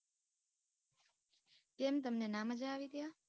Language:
Gujarati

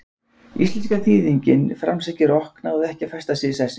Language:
Icelandic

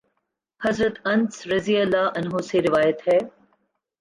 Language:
Urdu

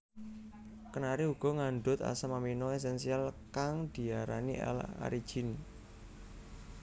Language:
Javanese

